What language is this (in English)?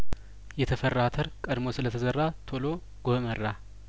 Amharic